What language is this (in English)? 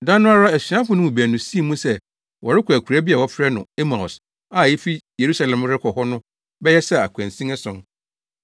Akan